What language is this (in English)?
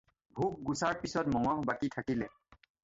Assamese